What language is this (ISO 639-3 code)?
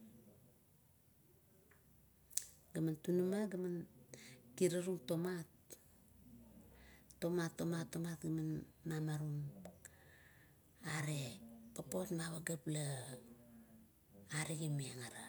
kto